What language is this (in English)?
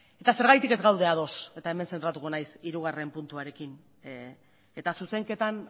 Basque